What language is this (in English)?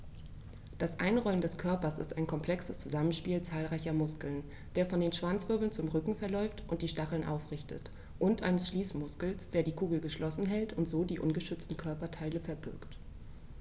German